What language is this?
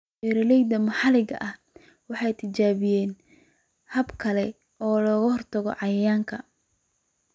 Somali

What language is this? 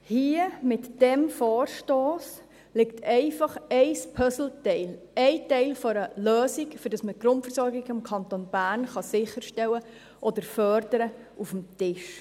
Swiss German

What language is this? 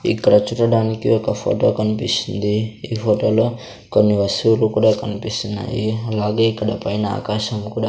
Telugu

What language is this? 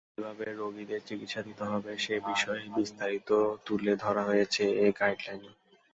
Bangla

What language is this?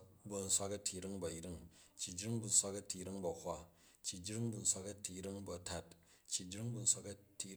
Jju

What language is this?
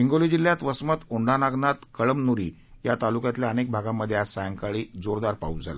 Marathi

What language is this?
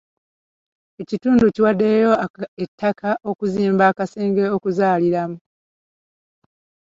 Ganda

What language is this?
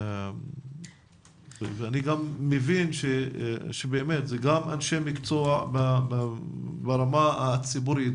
Hebrew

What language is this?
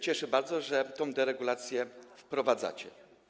Polish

